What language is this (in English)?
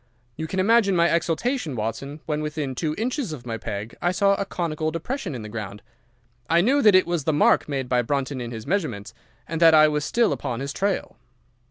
English